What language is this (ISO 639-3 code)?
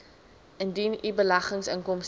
afr